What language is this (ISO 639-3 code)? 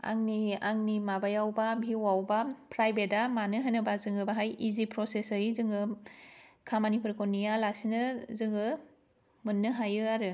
brx